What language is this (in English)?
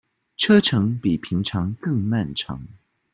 Chinese